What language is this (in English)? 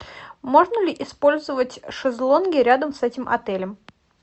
Russian